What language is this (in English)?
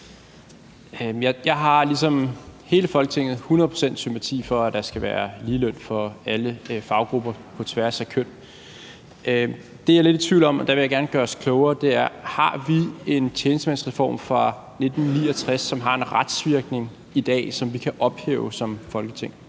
Danish